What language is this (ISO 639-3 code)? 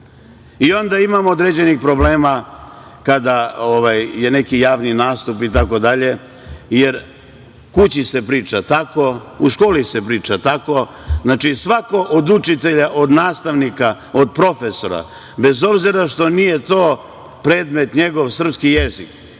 srp